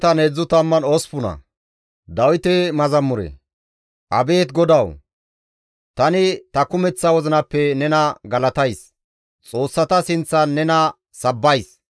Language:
Gamo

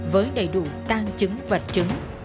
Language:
Vietnamese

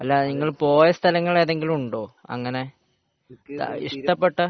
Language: Malayalam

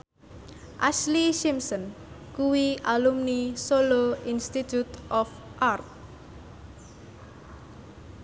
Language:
Javanese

